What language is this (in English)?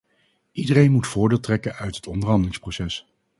Dutch